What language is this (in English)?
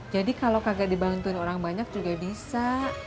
Indonesian